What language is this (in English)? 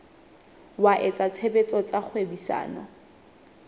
Southern Sotho